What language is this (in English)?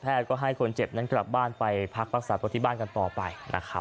Thai